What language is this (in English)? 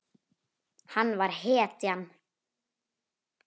Icelandic